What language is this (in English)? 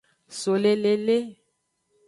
Aja (Benin)